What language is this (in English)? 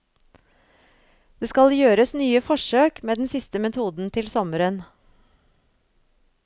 Norwegian